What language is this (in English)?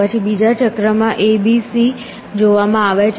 Gujarati